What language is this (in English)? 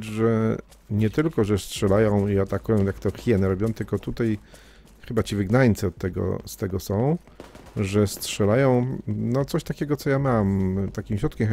Polish